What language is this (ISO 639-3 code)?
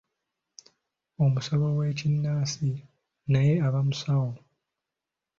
lug